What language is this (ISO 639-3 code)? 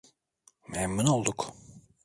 tur